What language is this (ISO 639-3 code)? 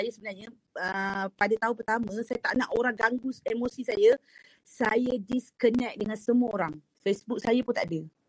msa